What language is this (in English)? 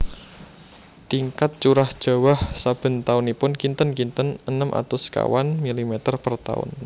Javanese